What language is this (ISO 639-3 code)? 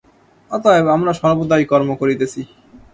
ben